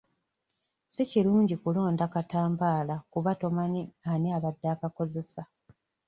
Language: Ganda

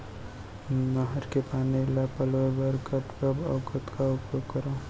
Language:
Chhattisgarhi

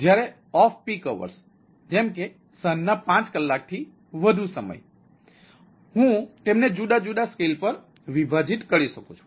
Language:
Gujarati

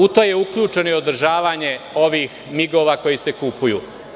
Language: Serbian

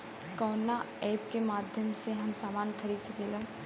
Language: Bhojpuri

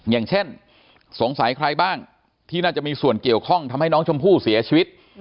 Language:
Thai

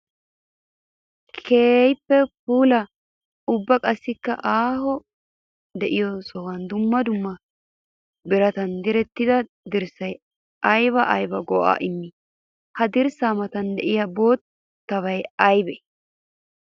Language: Wolaytta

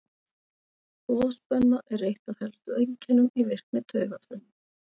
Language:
Icelandic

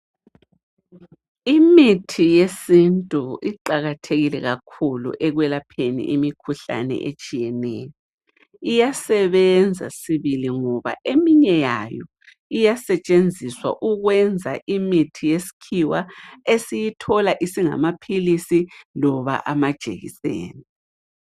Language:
North Ndebele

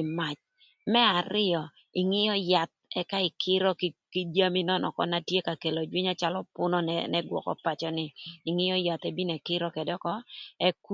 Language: Thur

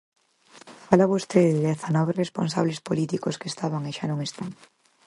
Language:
Galician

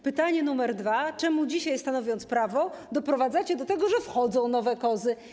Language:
Polish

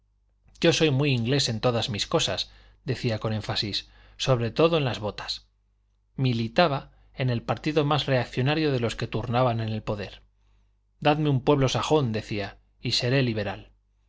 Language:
Spanish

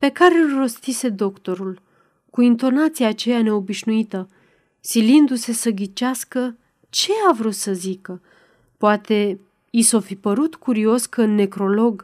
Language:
Romanian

